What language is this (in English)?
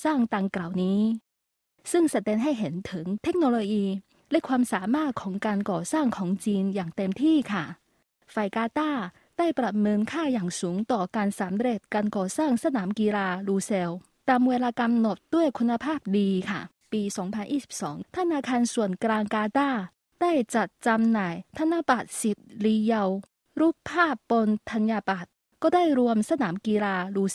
Thai